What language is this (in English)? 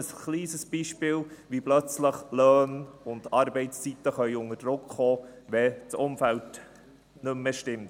Swiss German